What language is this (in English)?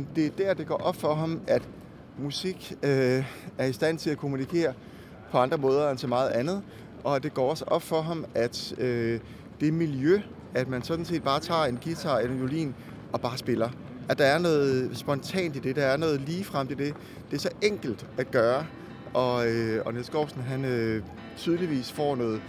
Danish